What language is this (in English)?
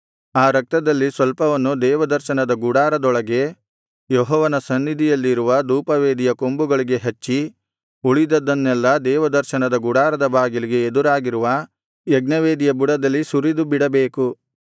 Kannada